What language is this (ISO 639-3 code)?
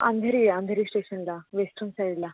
mar